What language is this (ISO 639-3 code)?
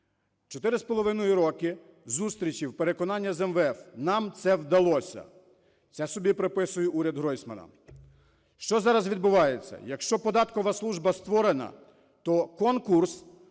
ukr